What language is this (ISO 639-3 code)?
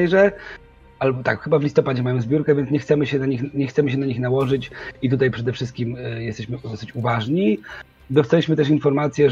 pol